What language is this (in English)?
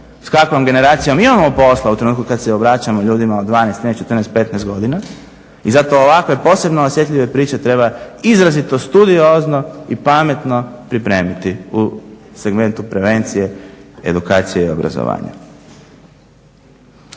Croatian